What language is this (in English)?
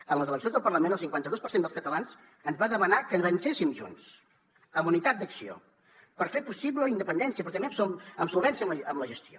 Catalan